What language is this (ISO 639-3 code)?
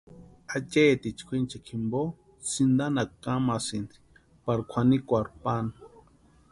pua